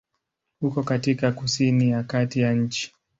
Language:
Swahili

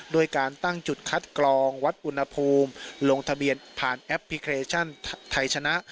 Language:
Thai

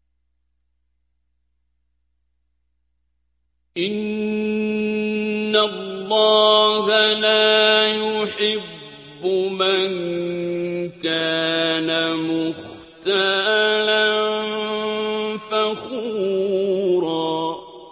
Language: Arabic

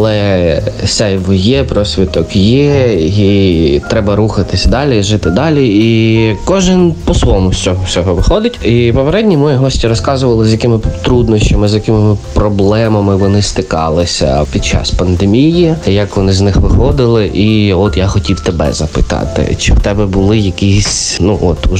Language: Ukrainian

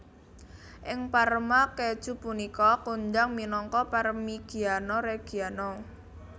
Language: Javanese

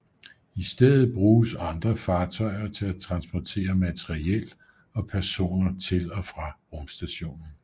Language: Danish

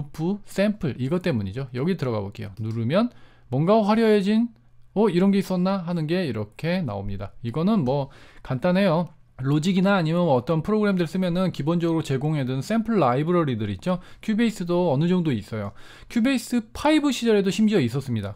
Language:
Korean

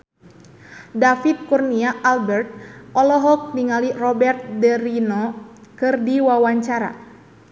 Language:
Sundanese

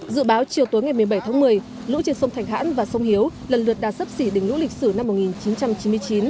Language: Vietnamese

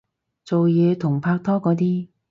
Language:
Cantonese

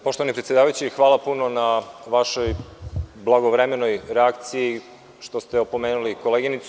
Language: Serbian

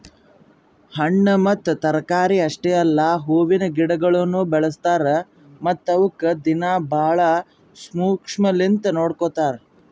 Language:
Kannada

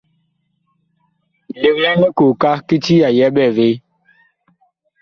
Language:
Bakoko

